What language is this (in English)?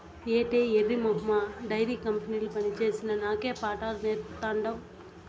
Telugu